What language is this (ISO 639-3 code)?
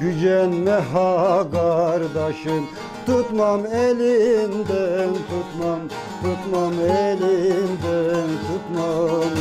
tur